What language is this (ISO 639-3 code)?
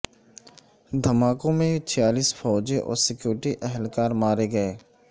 urd